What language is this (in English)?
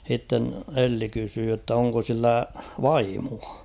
Finnish